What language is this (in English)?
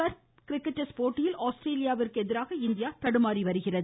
Tamil